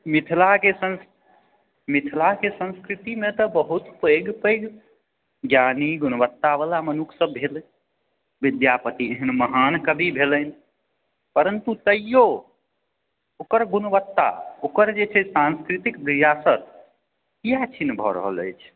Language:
Maithili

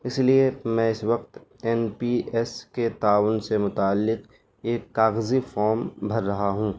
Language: Urdu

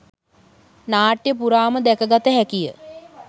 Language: Sinhala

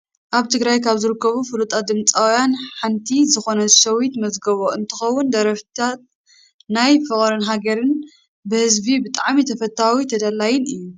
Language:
Tigrinya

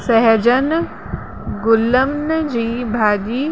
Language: Sindhi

